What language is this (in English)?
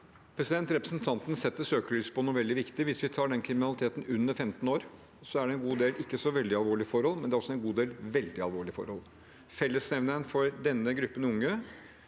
Norwegian